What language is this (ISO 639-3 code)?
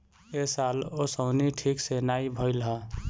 bho